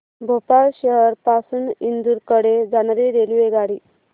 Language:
Marathi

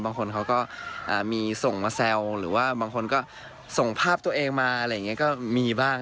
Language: Thai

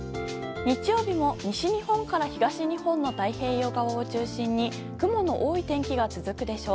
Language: Japanese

